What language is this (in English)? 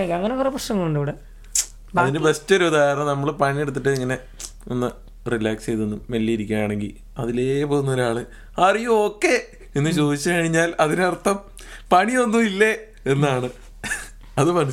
Malayalam